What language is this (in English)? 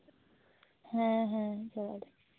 Santali